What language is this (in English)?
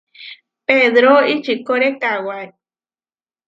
Huarijio